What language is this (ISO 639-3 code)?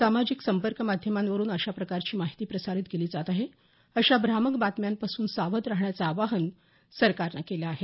mar